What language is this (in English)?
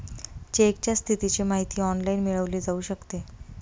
Marathi